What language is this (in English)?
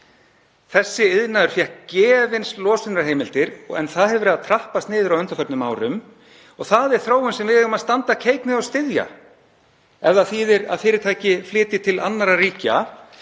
Icelandic